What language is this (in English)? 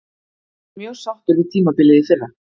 Icelandic